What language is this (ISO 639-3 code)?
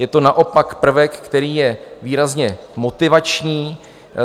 ces